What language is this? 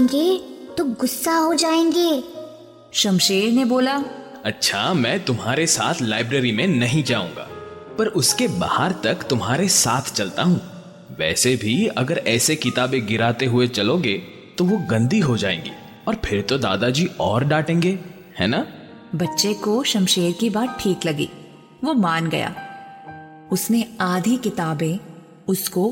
Hindi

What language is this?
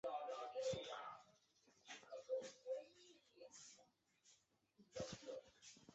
Chinese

